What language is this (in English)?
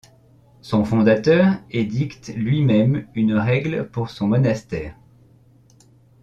French